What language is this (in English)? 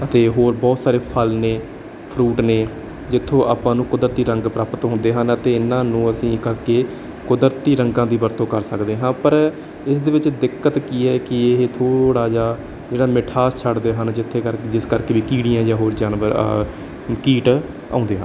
Punjabi